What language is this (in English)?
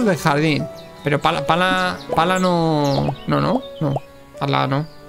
Spanish